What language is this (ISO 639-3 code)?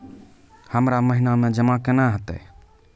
mai